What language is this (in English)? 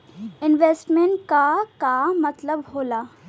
Bhojpuri